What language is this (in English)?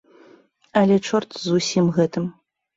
Belarusian